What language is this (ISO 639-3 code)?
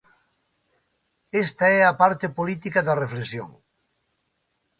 glg